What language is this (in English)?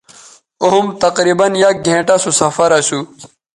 Bateri